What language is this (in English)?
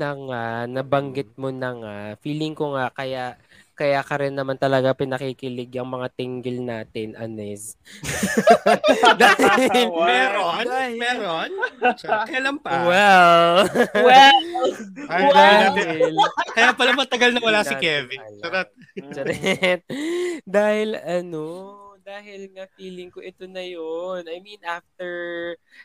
Filipino